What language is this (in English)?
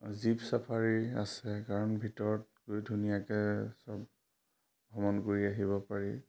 Assamese